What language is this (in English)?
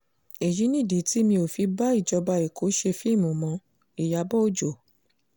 Yoruba